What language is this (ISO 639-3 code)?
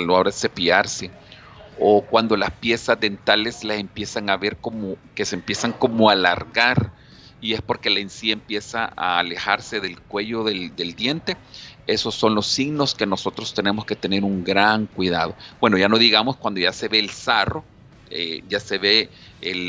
spa